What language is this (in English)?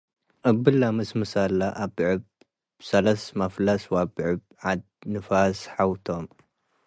Tigre